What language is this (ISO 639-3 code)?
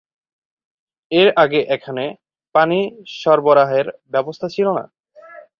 ben